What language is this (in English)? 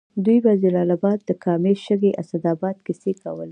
Pashto